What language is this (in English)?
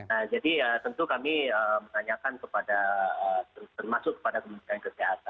Indonesian